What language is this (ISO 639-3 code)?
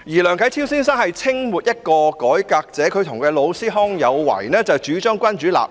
yue